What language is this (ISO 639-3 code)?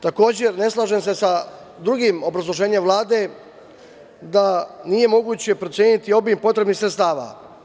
srp